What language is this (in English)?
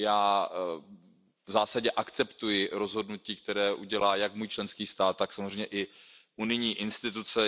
Czech